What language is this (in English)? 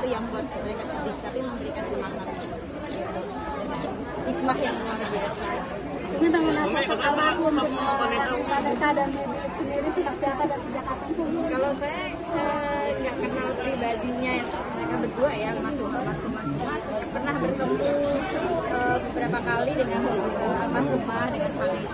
Indonesian